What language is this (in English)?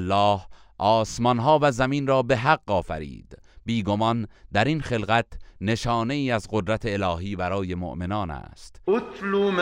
Persian